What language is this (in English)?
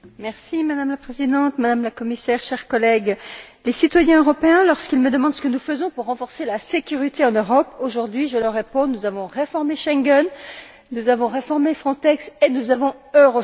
French